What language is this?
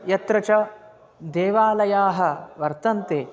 Sanskrit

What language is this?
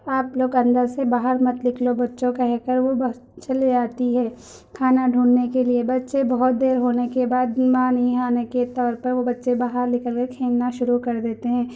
Urdu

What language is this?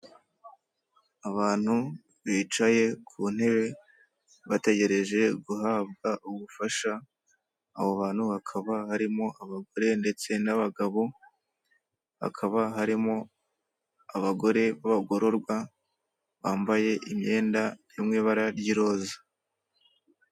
Kinyarwanda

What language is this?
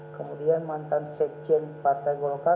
Indonesian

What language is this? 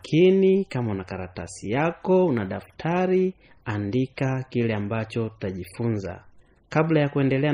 Swahili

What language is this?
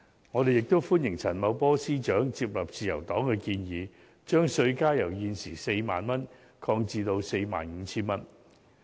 Cantonese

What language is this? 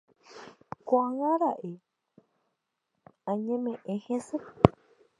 Guarani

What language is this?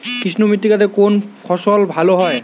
Bangla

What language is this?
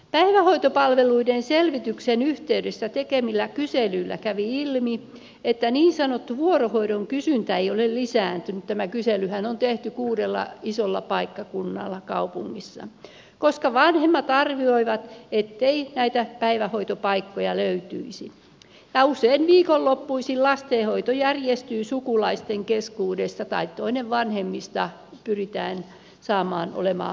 Finnish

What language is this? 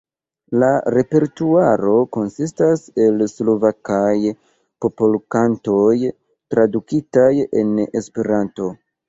Esperanto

